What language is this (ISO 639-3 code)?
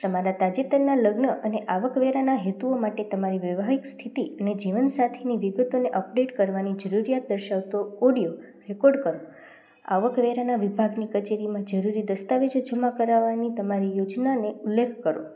guj